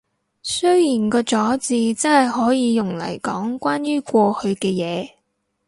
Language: Cantonese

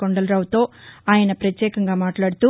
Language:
Telugu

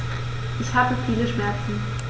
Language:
German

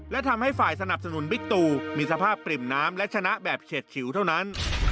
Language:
Thai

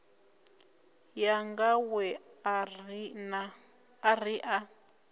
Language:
Venda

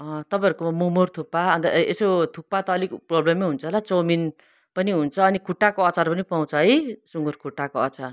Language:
Nepali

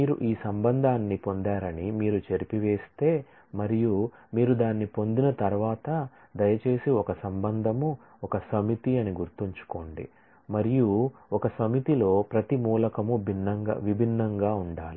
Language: Telugu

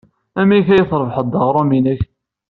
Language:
Kabyle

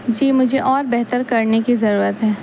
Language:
Urdu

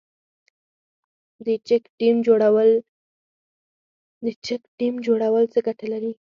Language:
Pashto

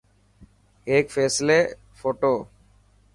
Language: Dhatki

